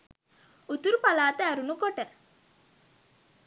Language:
Sinhala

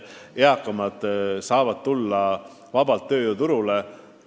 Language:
Estonian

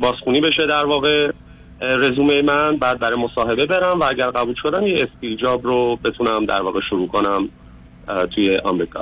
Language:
Persian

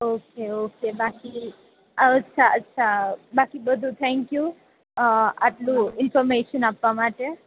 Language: Gujarati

